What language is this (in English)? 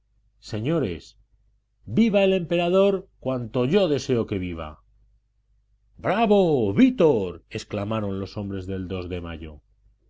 Spanish